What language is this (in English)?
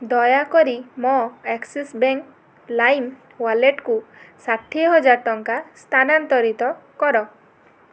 Odia